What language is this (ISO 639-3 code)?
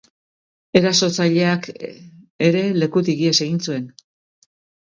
eus